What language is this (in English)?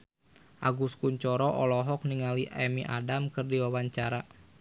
Sundanese